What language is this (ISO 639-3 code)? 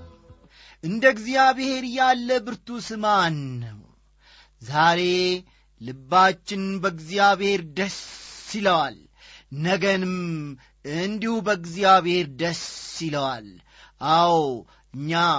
amh